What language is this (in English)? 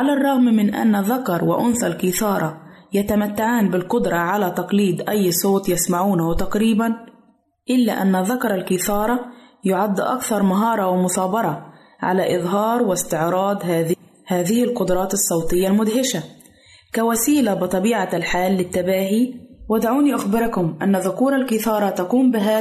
Arabic